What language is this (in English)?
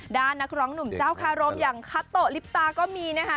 Thai